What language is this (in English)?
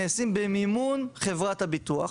Hebrew